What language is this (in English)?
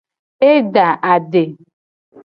Gen